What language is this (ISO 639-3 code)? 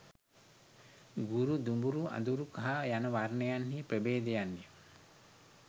sin